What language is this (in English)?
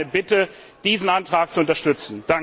German